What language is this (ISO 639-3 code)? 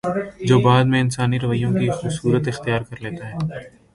urd